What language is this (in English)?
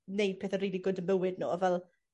Welsh